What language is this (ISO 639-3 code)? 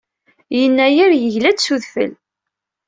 kab